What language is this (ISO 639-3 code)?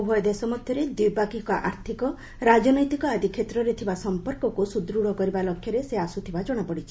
ori